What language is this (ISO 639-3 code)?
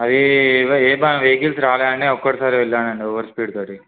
tel